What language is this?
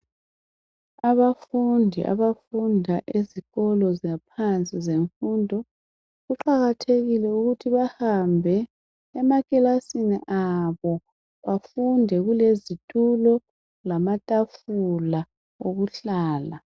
North Ndebele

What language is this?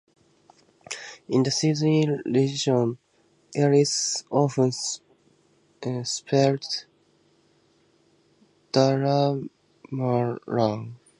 English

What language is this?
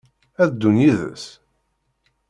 Kabyle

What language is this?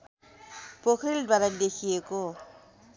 Nepali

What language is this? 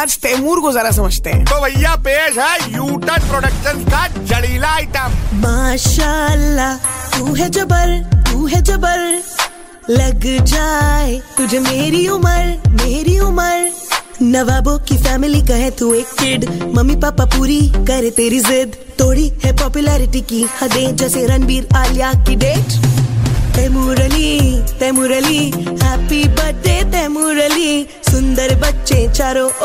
Hindi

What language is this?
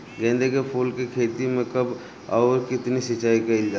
Bhojpuri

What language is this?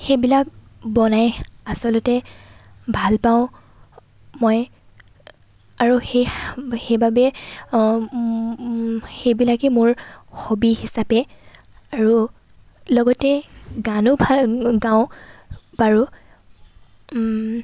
Assamese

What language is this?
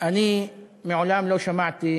Hebrew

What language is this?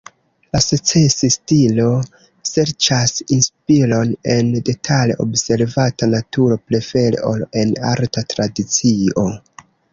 Esperanto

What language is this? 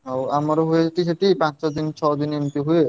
Odia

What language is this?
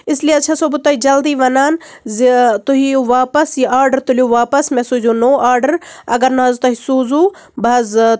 Kashmiri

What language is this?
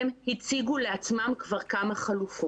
Hebrew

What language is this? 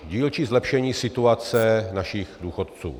Czech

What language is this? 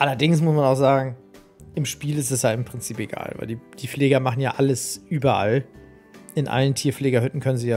German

